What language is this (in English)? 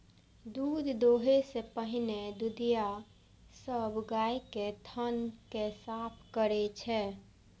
Maithili